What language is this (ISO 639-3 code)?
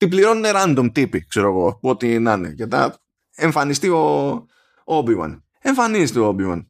ell